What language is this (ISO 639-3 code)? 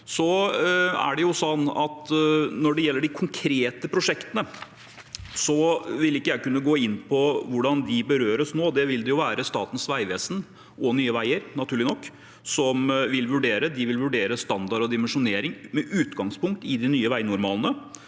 nor